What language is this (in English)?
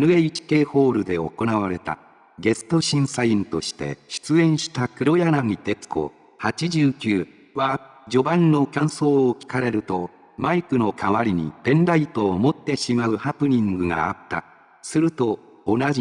Japanese